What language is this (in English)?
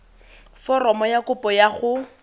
Tswana